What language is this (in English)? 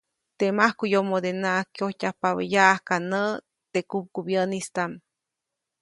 Copainalá Zoque